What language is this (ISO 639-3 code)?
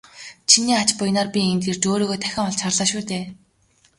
mon